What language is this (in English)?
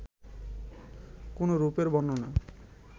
Bangla